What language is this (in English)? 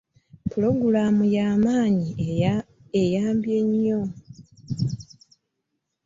Ganda